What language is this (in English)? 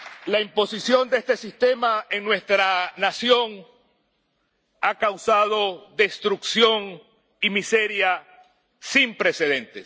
Spanish